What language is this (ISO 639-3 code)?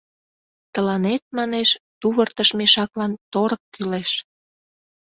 chm